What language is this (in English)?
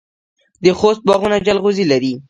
Pashto